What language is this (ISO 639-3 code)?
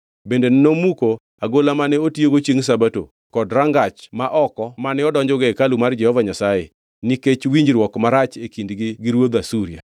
luo